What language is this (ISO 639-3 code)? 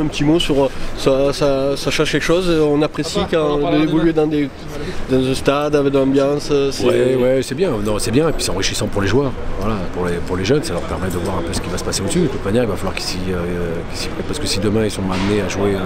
fra